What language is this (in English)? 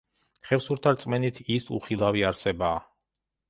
Georgian